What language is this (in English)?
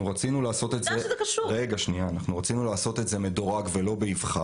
Hebrew